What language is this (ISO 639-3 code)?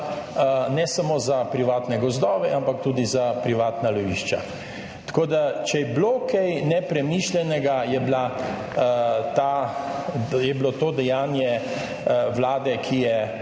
slv